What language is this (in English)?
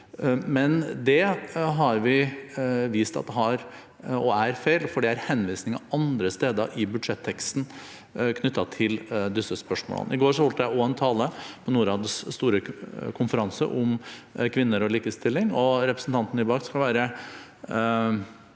Norwegian